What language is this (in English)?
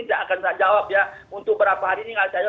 Indonesian